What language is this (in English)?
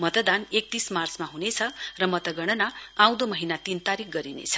Nepali